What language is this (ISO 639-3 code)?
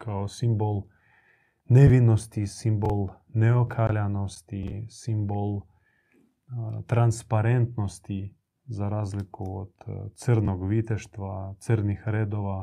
hrv